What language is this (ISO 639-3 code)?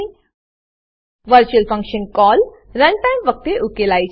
guj